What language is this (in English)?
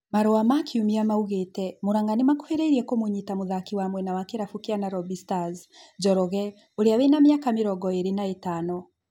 Kikuyu